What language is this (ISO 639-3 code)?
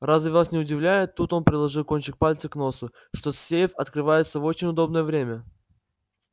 rus